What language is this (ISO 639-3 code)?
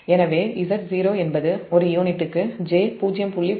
tam